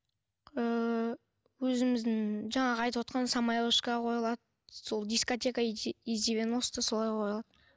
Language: Kazakh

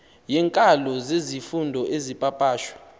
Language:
Xhosa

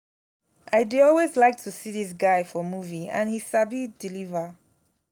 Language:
Nigerian Pidgin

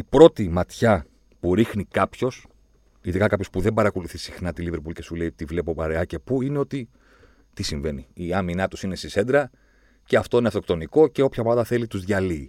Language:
Greek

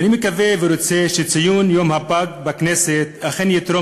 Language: Hebrew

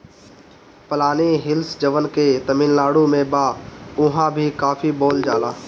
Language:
Bhojpuri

